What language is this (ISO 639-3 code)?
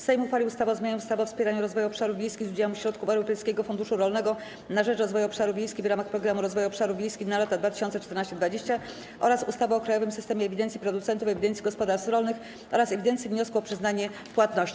pol